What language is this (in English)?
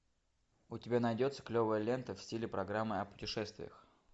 Russian